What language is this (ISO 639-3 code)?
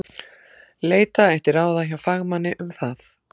isl